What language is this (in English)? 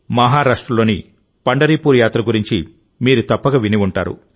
Telugu